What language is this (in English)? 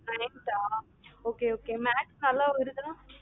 Tamil